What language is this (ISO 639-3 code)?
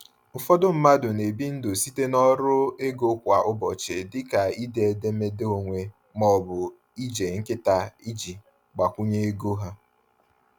ibo